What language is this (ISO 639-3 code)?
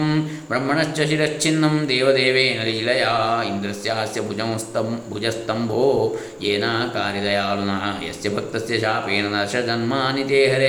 kan